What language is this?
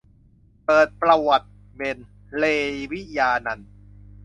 Thai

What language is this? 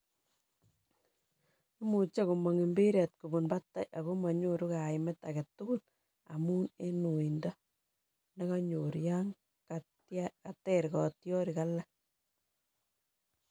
Kalenjin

